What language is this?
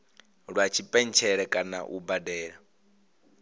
Venda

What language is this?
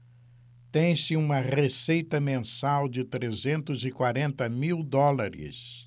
Portuguese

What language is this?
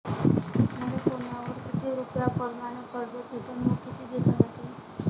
Marathi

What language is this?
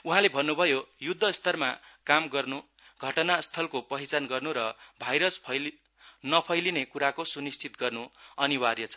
Nepali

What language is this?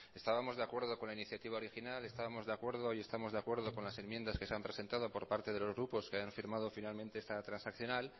Spanish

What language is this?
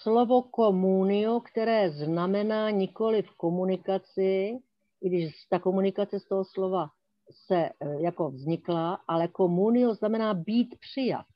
Czech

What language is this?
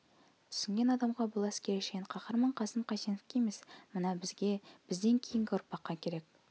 Kazakh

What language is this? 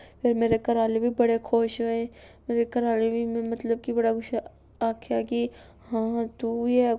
Dogri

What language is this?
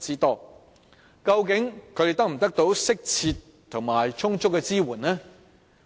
Cantonese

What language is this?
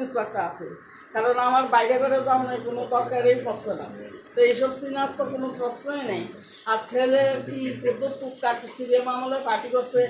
Bangla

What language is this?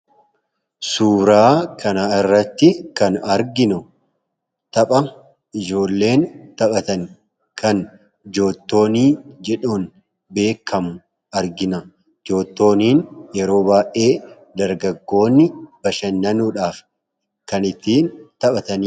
Oromo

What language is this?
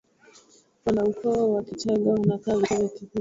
Swahili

